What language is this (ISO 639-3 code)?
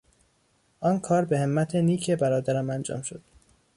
fas